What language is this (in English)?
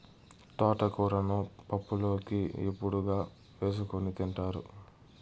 Telugu